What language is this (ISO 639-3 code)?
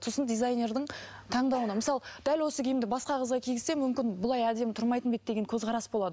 kaz